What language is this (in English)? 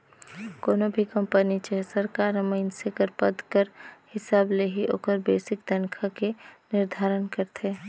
Chhattisgarhi